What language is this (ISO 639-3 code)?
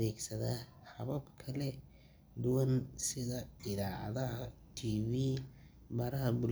som